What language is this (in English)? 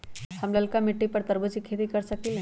Magahi